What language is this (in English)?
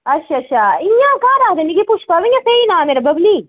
Dogri